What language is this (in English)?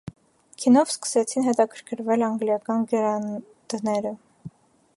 Armenian